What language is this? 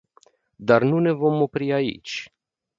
Romanian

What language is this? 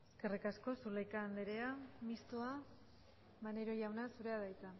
Basque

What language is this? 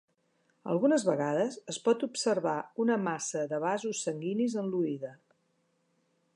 Catalan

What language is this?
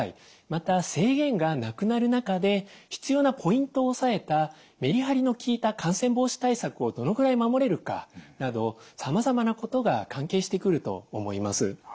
Japanese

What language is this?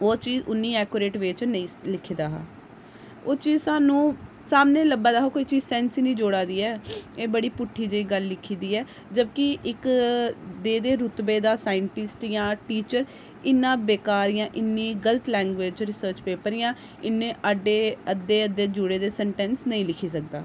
Dogri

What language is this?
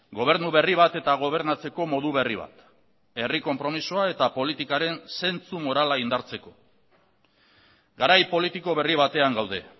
Basque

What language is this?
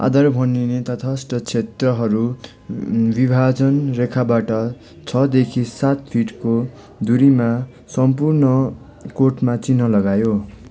Nepali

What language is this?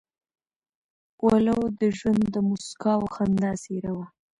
Pashto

